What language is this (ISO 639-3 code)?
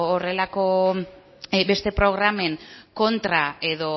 eus